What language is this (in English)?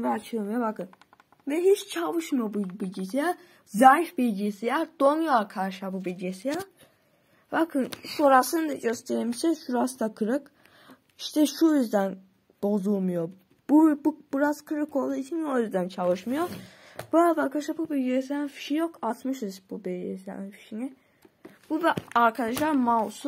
Turkish